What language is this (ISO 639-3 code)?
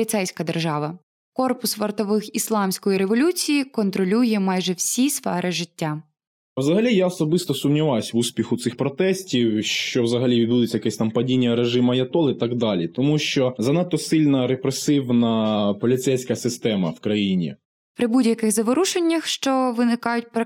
ukr